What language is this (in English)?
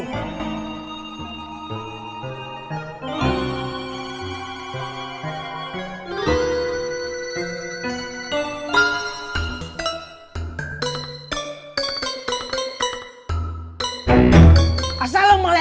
Indonesian